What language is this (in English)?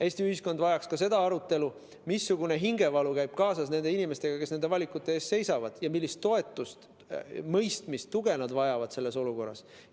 Estonian